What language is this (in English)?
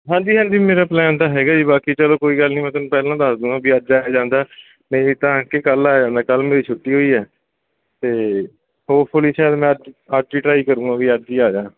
Punjabi